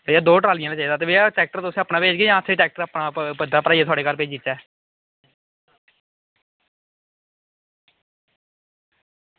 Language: Dogri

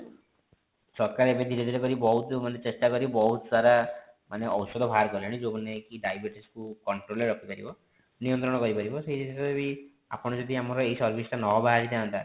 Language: Odia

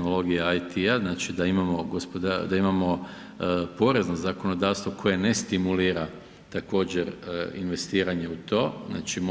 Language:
Croatian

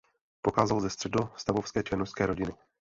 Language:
Czech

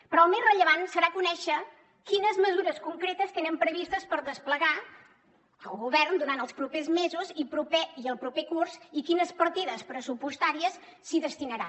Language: Catalan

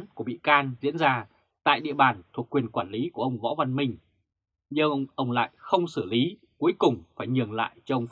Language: Vietnamese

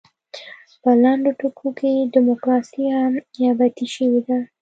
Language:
Pashto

